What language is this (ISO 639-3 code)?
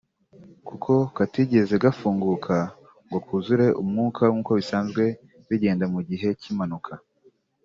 kin